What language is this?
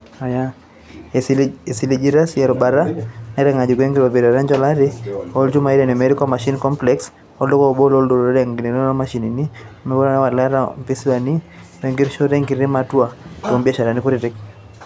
Masai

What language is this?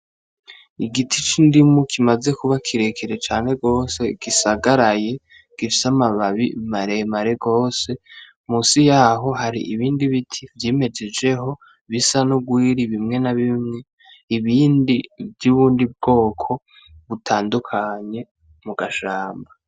Rundi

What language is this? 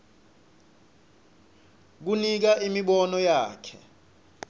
Swati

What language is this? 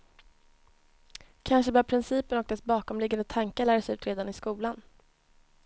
Swedish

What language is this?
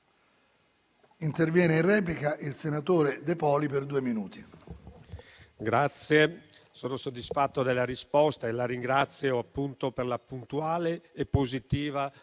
Italian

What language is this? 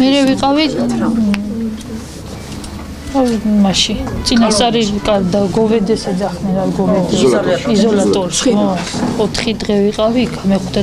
Italian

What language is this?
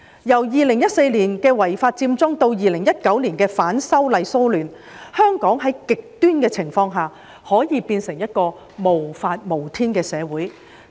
Cantonese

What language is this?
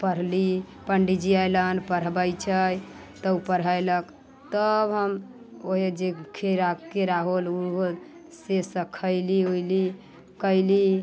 Maithili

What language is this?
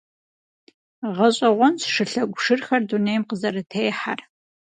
Kabardian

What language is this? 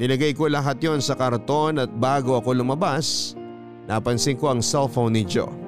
Filipino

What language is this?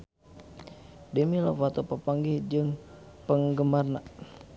Sundanese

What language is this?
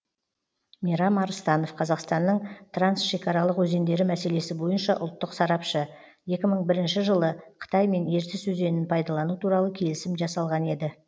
Kazakh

